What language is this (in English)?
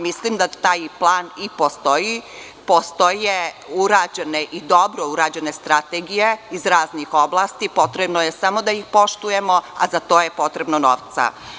Serbian